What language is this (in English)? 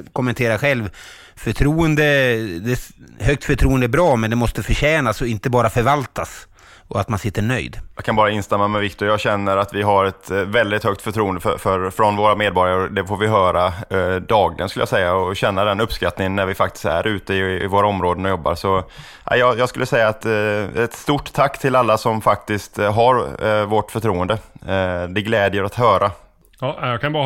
Swedish